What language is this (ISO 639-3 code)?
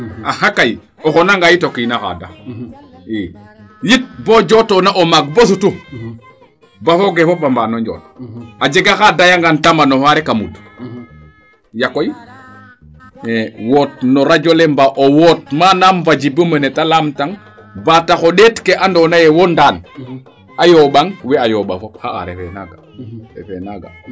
srr